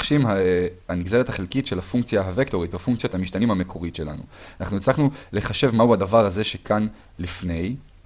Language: Hebrew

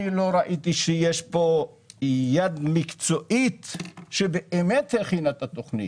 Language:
Hebrew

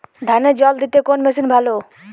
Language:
Bangla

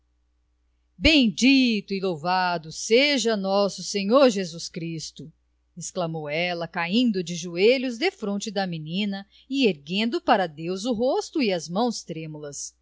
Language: Portuguese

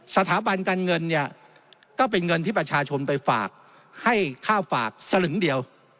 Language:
Thai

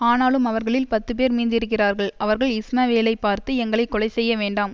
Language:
Tamil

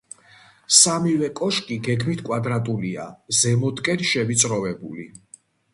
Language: Georgian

